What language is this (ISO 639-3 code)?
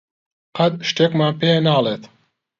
ckb